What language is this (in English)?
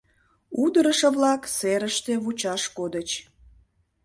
Mari